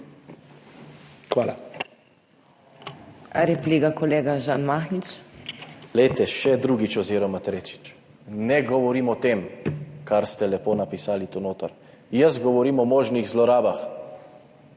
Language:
Slovenian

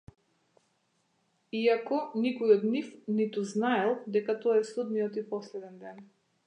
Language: Macedonian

